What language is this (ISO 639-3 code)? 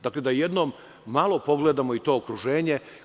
srp